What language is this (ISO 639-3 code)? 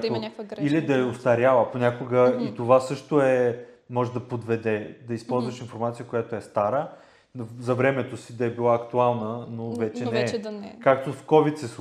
bul